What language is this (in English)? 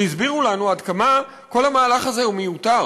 Hebrew